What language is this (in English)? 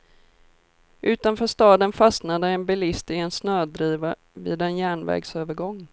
Swedish